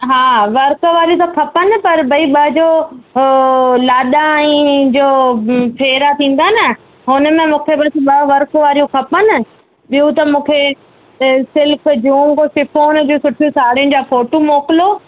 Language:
Sindhi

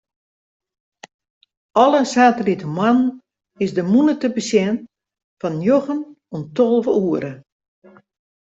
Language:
Western Frisian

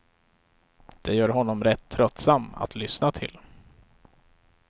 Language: Swedish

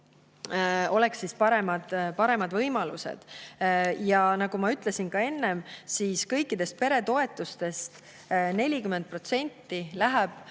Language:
Estonian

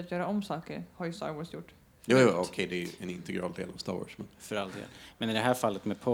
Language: Swedish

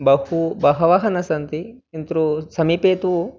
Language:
Sanskrit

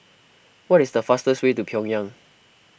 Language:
English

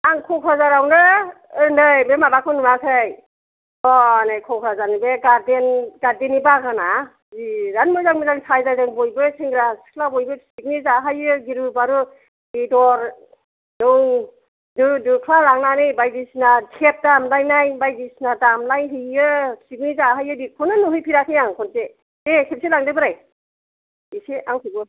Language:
Bodo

